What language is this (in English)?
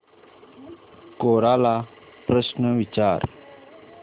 Marathi